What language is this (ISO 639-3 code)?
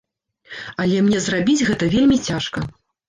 bel